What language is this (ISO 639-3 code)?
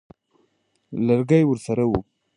pus